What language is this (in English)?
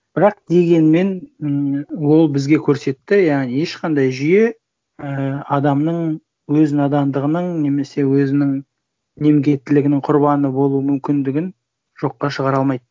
Kazakh